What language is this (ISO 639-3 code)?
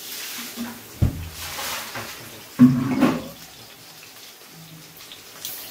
vie